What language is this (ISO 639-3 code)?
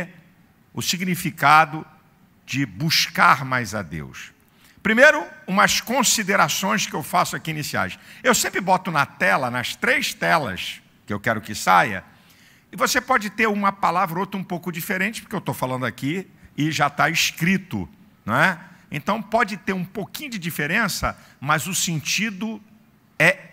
por